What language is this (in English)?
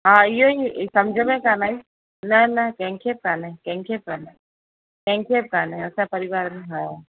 Sindhi